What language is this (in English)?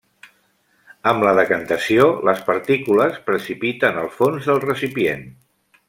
Catalan